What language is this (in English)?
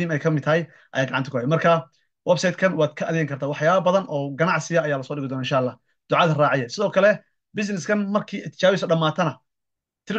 Arabic